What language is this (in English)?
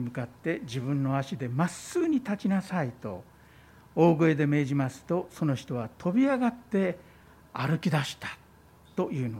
Japanese